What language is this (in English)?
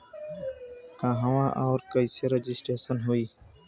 Bhojpuri